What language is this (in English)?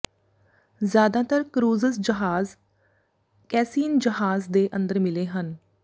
Punjabi